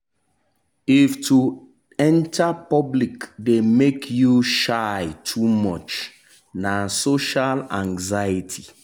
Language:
Nigerian Pidgin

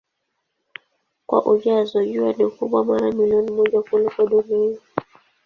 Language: Swahili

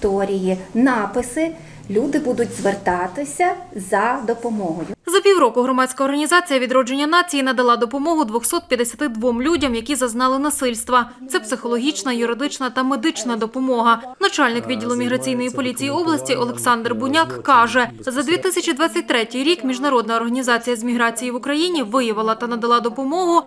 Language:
Ukrainian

